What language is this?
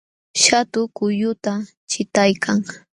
Jauja Wanca Quechua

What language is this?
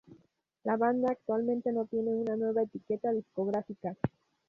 Spanish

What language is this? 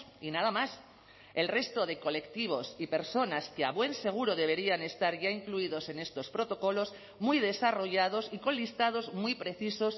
Spanish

